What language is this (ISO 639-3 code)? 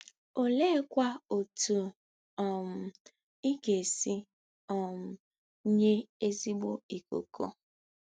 ibo